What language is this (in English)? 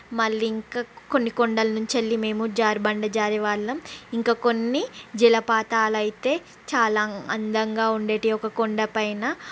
Telugu